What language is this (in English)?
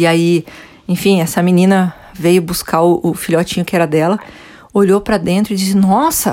Portuguese